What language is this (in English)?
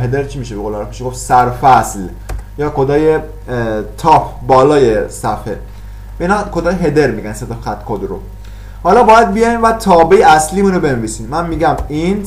Persian